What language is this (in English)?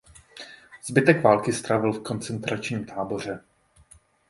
Czech